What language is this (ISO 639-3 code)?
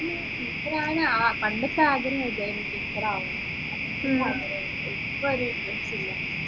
mal